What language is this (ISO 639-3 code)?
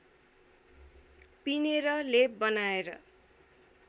nep